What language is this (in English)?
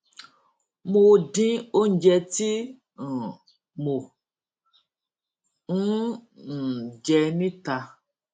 Yoruba